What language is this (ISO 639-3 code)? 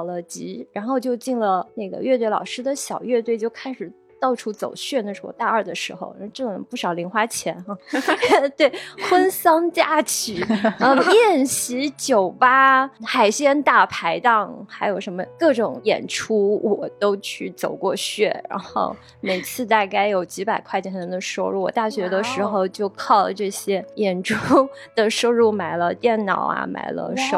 zho